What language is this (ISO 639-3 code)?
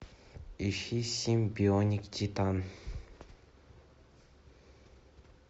rus